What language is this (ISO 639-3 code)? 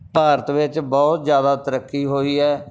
pan